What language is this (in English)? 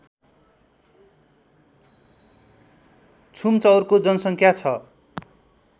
Nepali